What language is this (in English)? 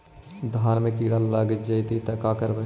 Magahi